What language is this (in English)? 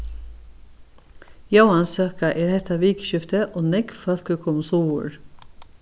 Faroese